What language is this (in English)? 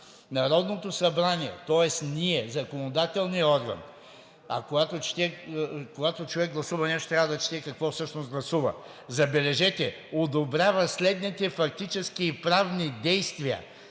Bulgarian